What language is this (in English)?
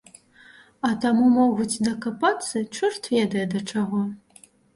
Belarusian